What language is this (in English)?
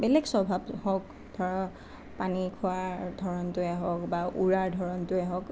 Assamese